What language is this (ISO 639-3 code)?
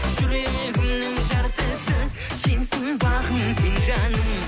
kaz